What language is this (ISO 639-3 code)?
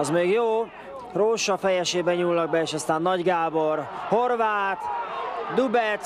hun